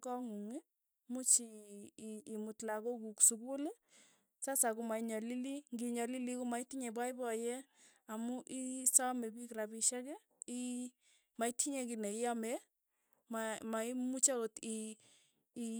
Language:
Tugen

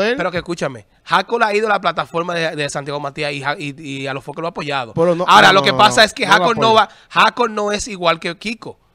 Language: Spanish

